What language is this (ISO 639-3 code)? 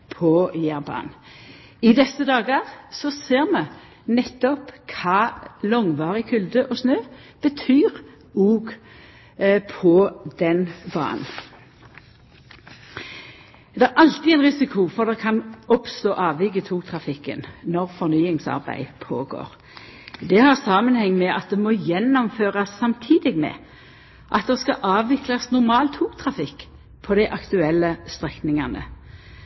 nno